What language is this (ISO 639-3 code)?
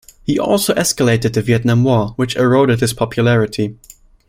eng